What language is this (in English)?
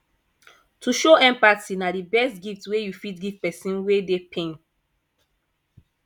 Nigerian Pidgin